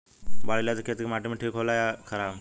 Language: Bhojpuri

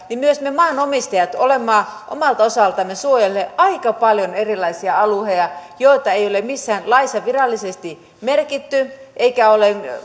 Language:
Finnish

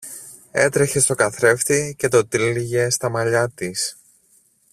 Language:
Greek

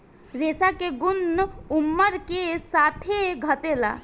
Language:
Bhojpuri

